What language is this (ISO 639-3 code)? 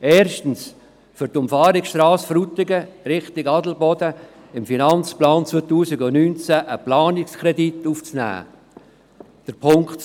gsw